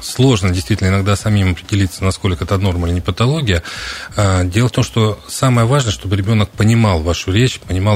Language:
Russian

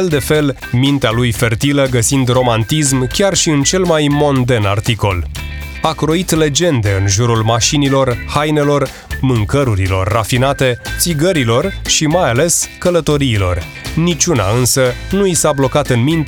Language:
Romanian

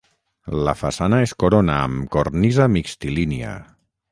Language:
Catalan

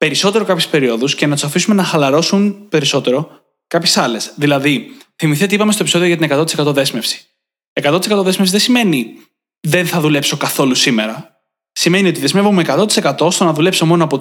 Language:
Greek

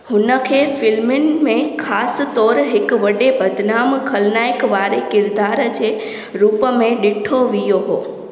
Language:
Sindhi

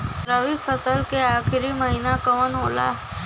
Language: Bhojpuri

